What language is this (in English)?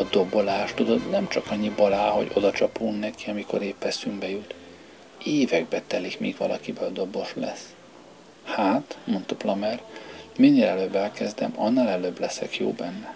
Hungarian